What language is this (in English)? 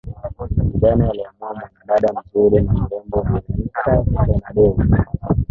Swahili